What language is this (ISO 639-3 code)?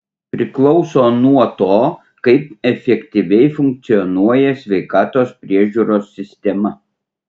lit